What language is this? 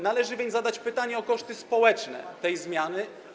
Polish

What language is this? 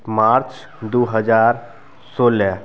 Maithili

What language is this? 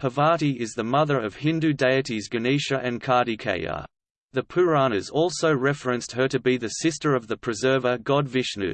English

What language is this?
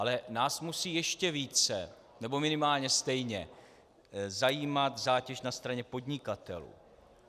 Czech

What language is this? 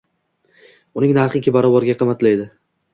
Uzbek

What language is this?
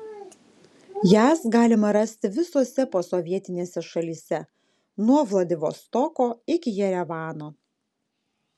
Lithuanian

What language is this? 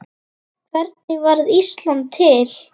Icelandic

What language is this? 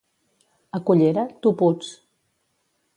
Catalan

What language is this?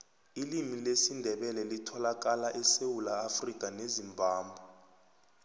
South Ndebele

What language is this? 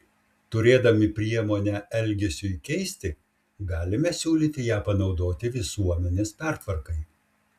Lithuanian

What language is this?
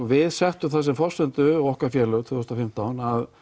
Icelandic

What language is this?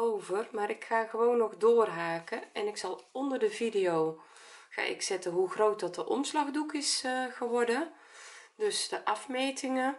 Dutch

